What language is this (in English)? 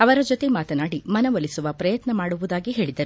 Kannada